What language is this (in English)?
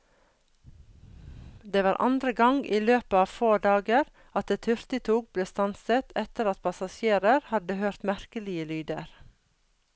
Norwegian